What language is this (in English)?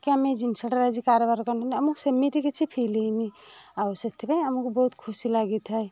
Odia